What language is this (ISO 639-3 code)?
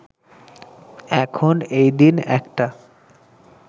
ben